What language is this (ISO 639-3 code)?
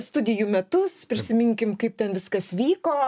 lit